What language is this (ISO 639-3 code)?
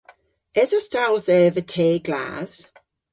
cor